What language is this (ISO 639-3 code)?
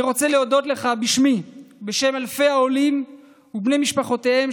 heb